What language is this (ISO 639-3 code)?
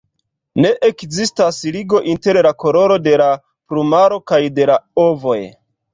epo